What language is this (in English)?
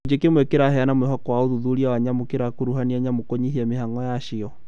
Kikuyu